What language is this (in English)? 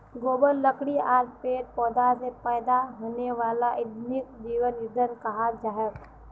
Magahi